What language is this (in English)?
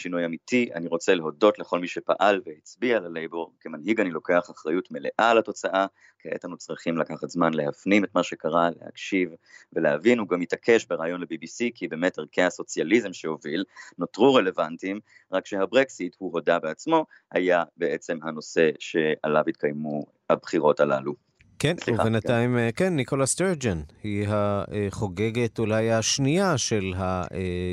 Hebrew